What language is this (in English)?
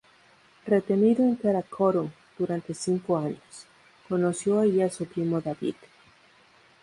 Spanish